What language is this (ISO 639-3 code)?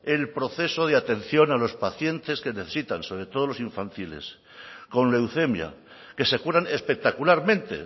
spa